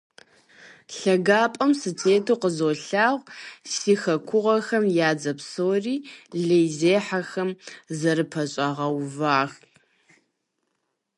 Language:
Kabardian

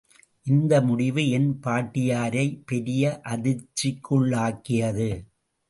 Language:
Tamil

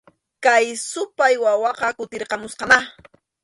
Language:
Arequipa-La Unión Quechua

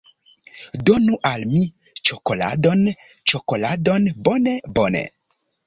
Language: Esperanto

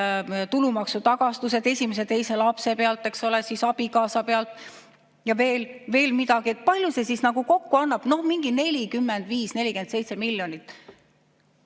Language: Estonian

